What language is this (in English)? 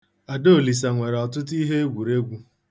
Igbo